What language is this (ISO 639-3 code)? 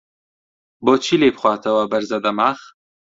ckb